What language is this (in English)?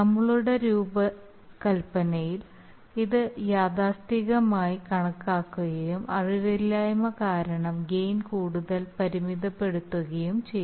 Malayalam